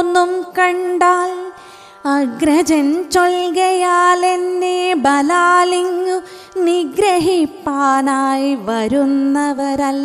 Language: Malayalam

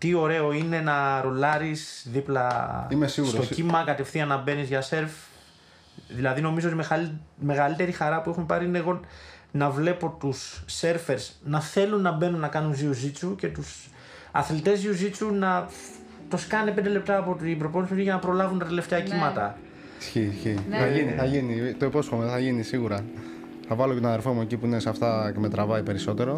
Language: Greek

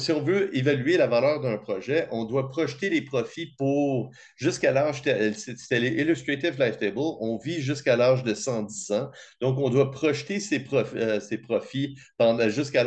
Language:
French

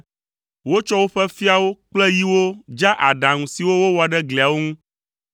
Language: Ewe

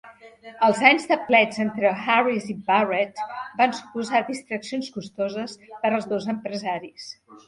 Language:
Catalan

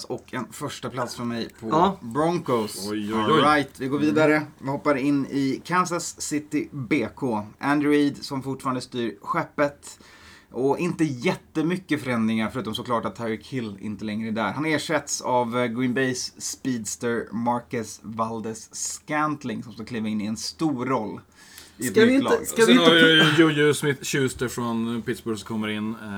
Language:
Swedish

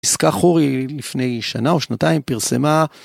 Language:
Hebrew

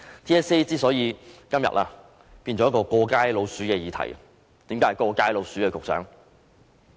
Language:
Cantonese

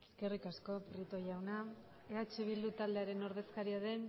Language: Basque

